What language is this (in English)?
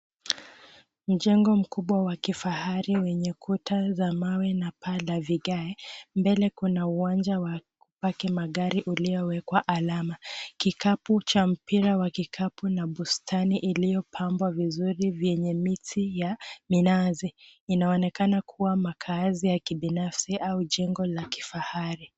Swahili